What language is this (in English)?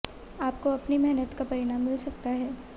Hindi